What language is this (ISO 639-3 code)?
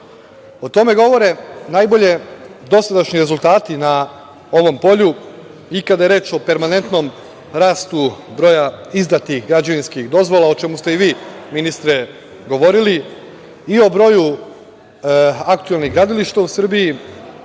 srp